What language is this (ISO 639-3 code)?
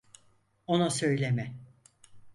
tur